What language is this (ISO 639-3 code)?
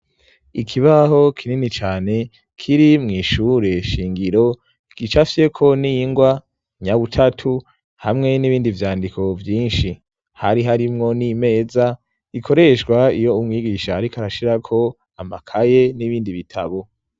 run